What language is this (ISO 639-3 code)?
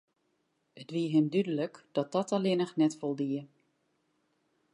fry